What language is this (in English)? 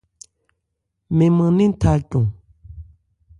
Ebrié